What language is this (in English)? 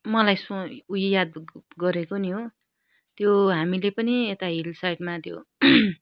Nepali